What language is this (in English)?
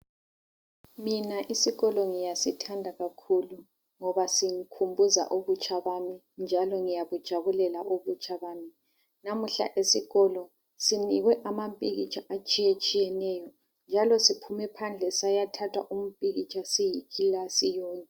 North Ndebele